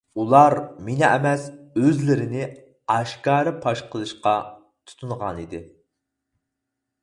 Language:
Uyghur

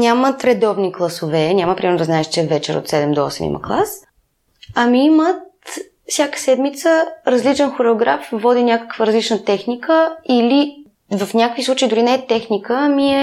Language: Bulgarian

